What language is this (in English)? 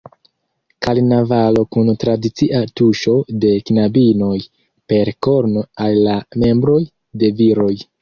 Esperanto